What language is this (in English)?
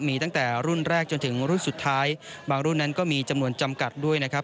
Thai